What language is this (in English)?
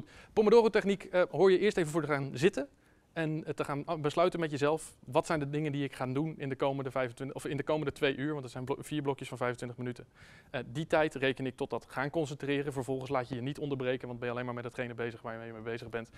Dutch